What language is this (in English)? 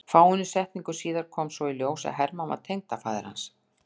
Icelandic